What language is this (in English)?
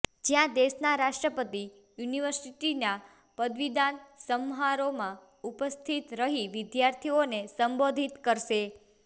Gujarati